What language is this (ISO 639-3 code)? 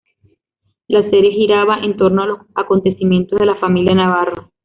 spa